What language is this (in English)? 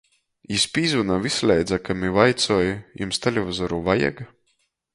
Latgalian